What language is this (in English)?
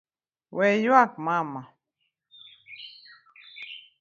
Luo (Kenya and Tanzania)